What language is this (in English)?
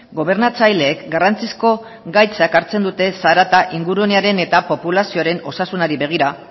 Basque